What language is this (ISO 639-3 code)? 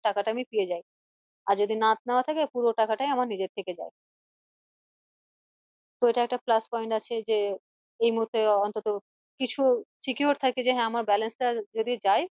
ben